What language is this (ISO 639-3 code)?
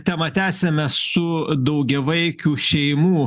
lit